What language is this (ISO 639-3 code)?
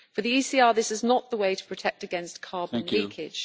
eng